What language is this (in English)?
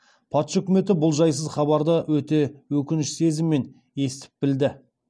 Kazakh